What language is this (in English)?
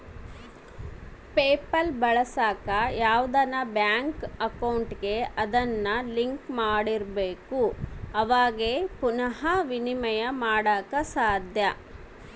Kannada